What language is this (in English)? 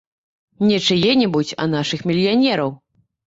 Belarusian